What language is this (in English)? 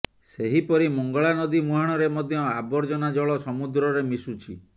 Odia